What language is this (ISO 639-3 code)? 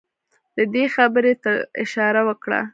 pus